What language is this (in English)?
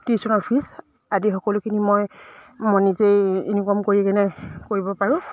Assamese